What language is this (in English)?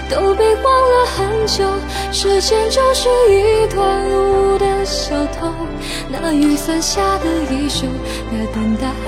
Chinese